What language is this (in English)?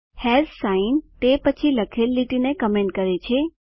Gujarati